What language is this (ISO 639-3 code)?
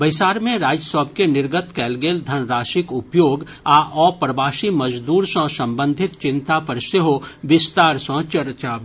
mai